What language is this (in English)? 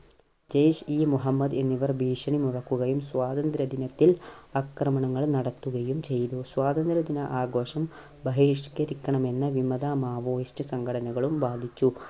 Malayalam